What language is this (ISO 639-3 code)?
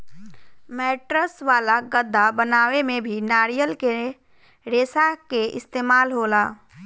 bho